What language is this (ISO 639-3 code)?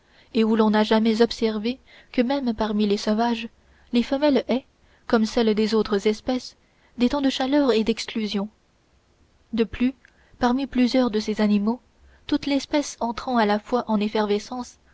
fra